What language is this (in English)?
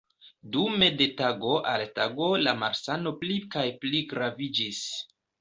Esperanto